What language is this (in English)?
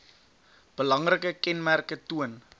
Afrikaans